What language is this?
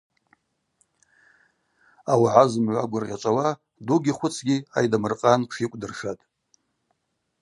Abaza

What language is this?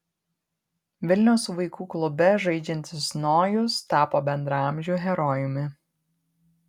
Lithuanian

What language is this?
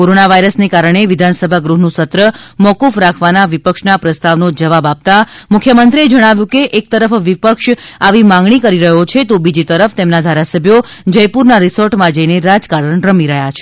Gujarati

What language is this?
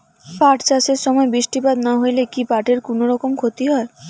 Bangla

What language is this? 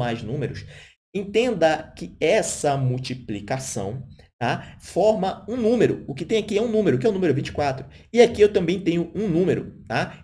Portuguese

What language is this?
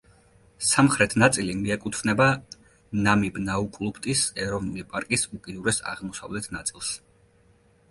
Georgian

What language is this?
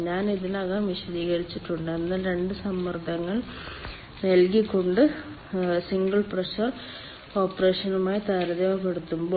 Malayalam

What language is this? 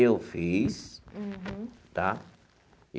Portuguese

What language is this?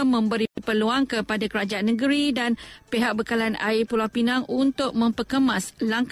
Malay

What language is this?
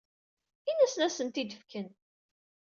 Kabyle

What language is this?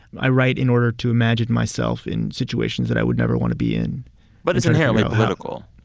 English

